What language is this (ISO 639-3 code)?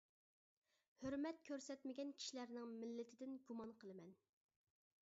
uig